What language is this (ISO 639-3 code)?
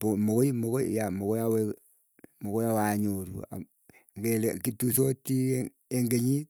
eyo